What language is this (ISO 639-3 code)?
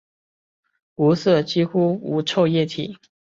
zho